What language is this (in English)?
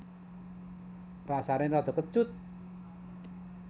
Javanese